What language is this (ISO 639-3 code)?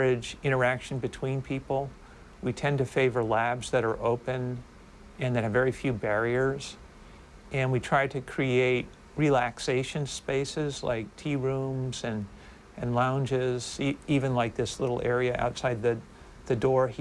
kor